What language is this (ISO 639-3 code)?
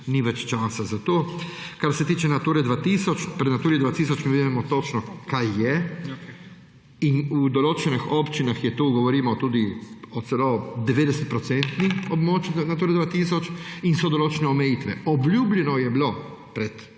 slv